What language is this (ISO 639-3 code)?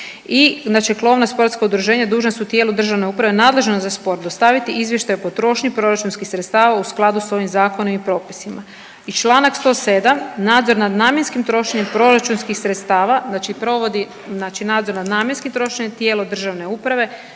hrv